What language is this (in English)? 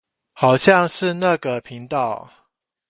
Chinese